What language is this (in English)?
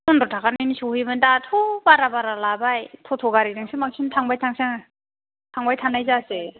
Bodo